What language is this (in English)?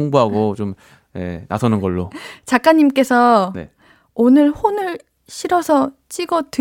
Korean